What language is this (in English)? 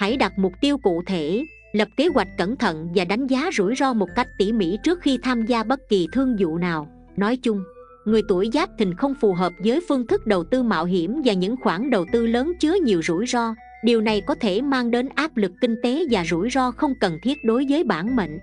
Vietnamese